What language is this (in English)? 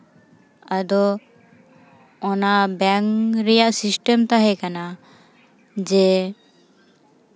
Santali